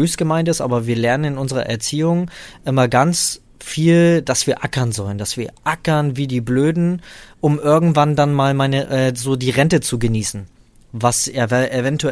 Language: German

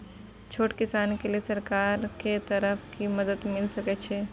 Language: Maithili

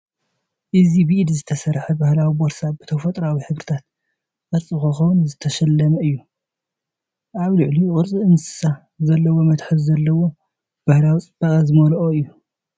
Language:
Tigrinya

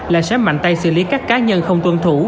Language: Vietnamese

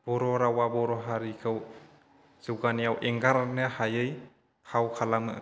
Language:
Bodo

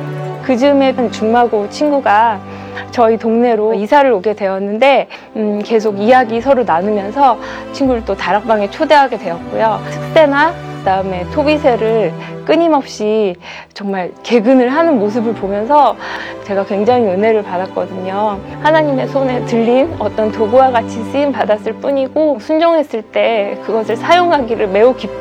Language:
Korean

